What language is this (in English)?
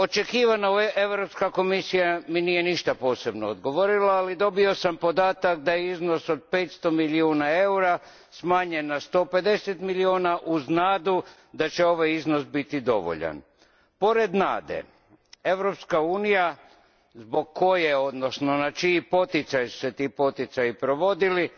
Croatian